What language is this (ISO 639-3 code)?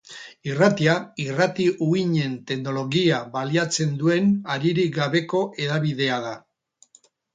eus